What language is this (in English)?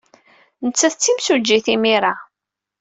Kabyle